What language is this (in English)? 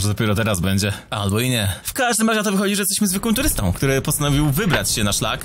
Polish